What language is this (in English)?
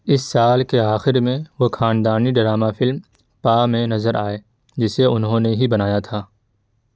Urdu